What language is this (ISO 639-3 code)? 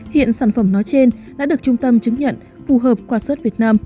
vie